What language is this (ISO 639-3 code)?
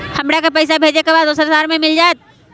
mag